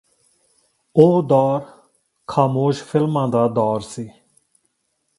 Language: Punjabi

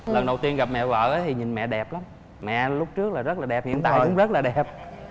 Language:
Vietnamese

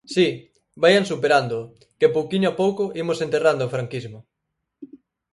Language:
Galician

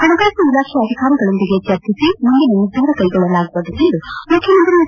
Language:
Kannada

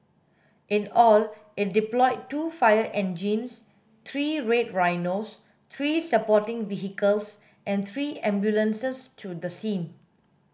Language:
English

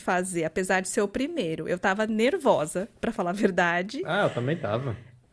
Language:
Portuguese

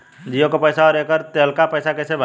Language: Bhojpuri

